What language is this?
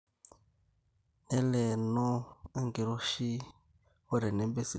Masai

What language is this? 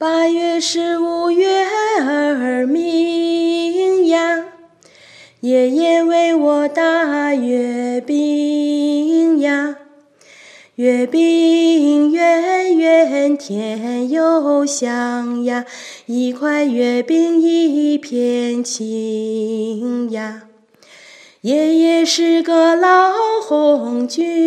Chinese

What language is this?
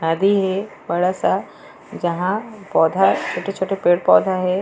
Chhattisgarhi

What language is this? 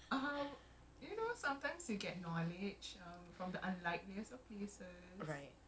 English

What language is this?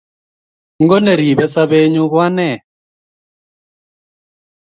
Kalenjin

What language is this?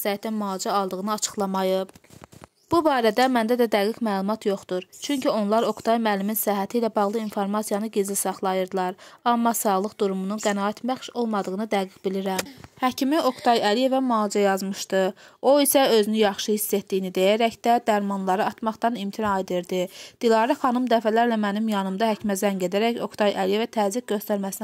Turkish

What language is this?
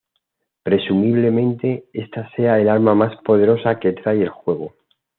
Spanish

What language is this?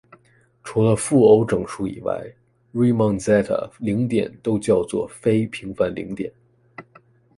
Chinese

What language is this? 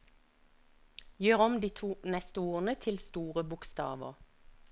Norwegian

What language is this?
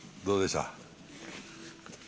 Japanese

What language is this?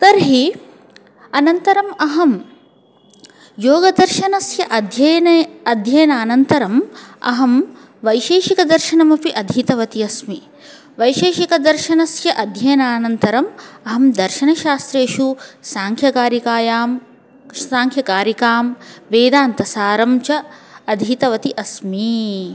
Sanskrit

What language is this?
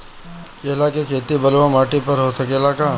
Bhojpuri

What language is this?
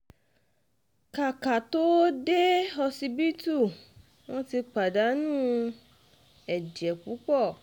Yoruba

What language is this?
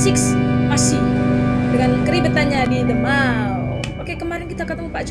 Indonesian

